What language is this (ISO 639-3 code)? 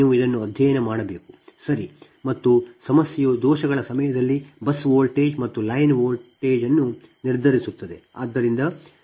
kan